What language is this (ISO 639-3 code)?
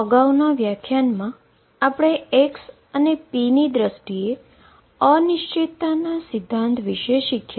guj